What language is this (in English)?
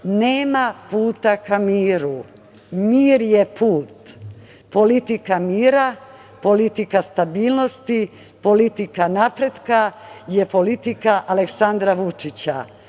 Serbian